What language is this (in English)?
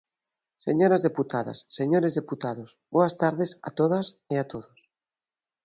Galician